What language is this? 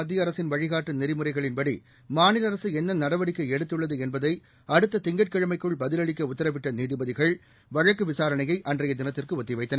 Tamil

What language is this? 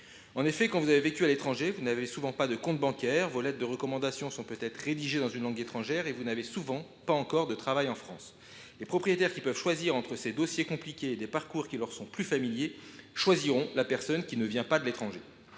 French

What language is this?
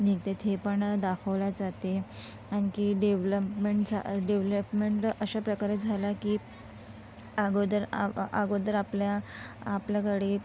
Marathi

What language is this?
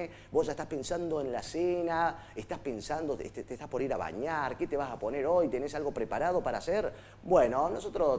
Spanish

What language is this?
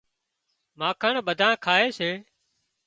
Wadiyara Koli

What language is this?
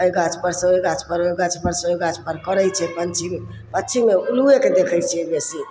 Maithili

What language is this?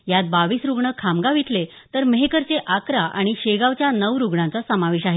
Marathi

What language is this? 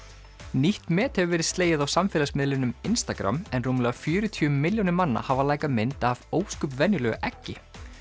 Icelandic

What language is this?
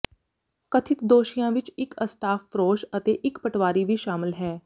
Punjabi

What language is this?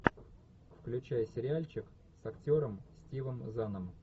Russian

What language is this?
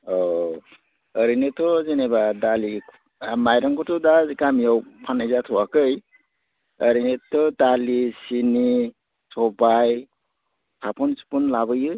Bodo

